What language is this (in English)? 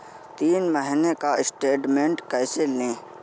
Hindi